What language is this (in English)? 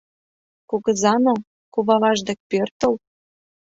Mari